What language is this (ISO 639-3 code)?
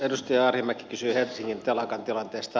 fin